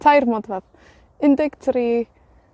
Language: Welsh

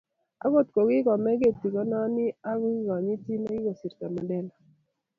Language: Kalenjin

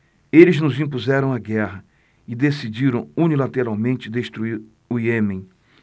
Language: Portuguese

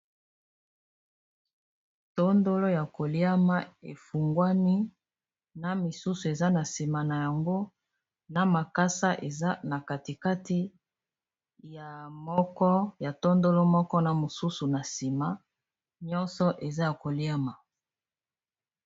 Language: Lingala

